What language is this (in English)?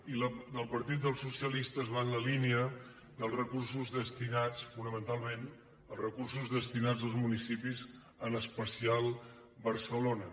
Catalan